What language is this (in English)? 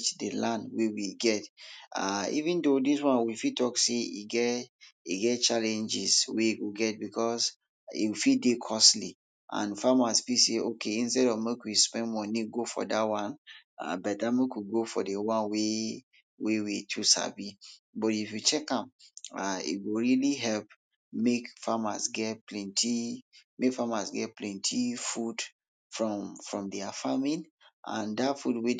Nigerian Pidgin